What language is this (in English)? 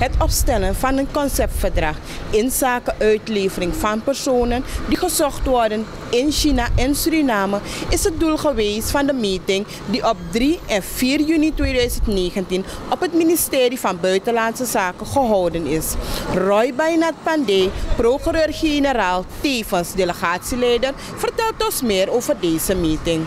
Dutch